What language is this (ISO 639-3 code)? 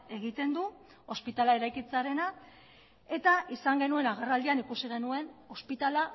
eus